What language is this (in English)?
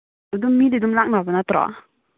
Manipuri